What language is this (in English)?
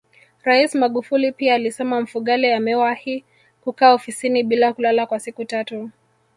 Swahili